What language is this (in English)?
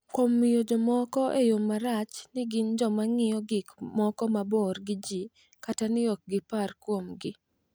Luo (Kenya and Tanzania)